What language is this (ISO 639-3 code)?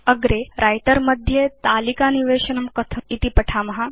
san